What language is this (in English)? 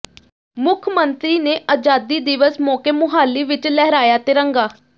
Punjabi